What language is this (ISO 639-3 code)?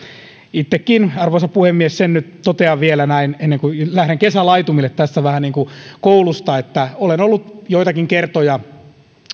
fin